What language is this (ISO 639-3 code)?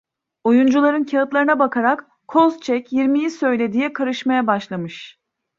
tur